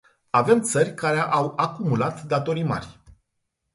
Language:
Romanian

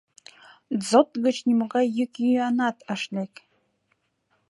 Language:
Mari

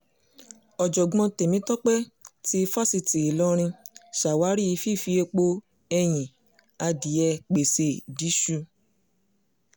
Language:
Yoruba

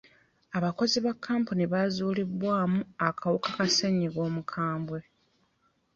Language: Ganda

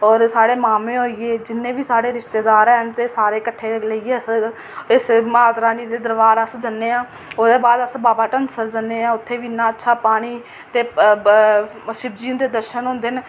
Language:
Dogri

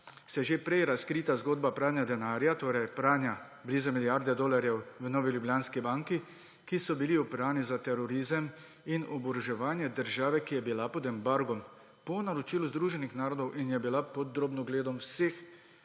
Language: Slovenian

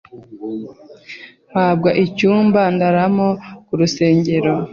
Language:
Kinyarwanda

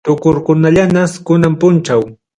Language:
Ayacucho Quechua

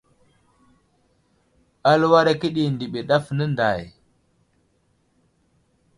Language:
Wuzlam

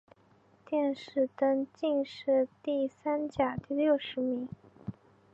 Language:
Chinese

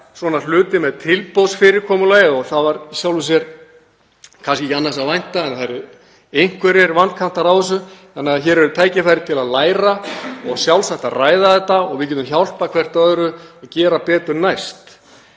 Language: Icelandic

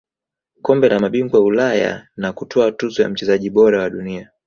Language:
Swahili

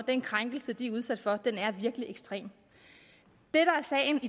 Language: Danish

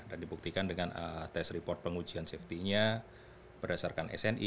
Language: Indonesian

